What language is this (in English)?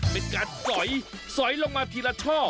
Thai